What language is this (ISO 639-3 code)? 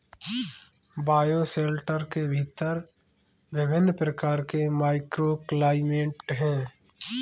hin